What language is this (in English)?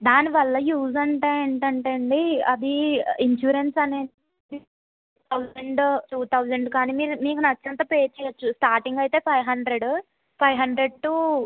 Telugu